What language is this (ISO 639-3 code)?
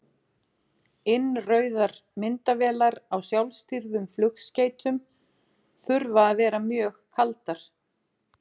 isl